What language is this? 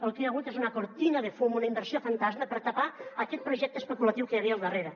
Catalan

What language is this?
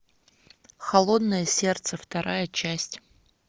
Russian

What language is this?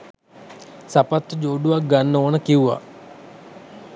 Sinhala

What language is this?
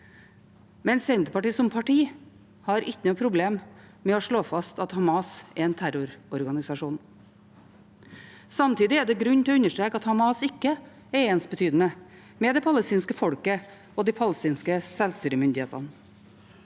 Norwegian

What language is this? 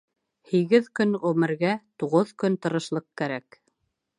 Bashkir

